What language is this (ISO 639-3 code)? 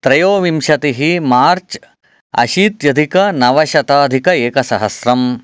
san